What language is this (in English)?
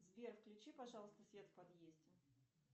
Russian